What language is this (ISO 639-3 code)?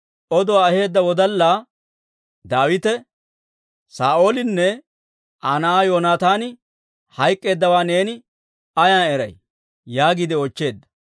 dwr